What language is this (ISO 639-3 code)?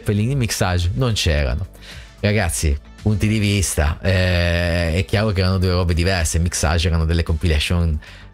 ita